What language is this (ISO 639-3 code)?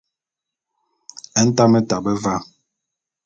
bum